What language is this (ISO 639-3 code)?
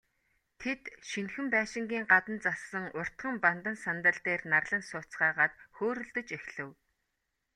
mon